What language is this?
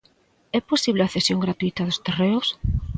Galician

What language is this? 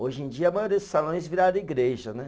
Portuguese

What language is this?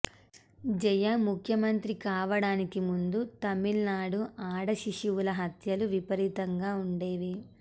Telugu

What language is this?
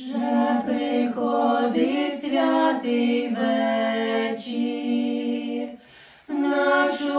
Ukrainian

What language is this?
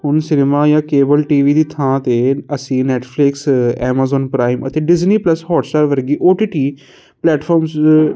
Punjabi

